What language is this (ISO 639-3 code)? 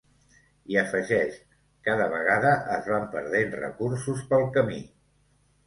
cat